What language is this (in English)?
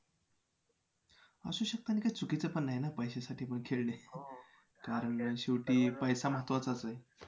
Marathi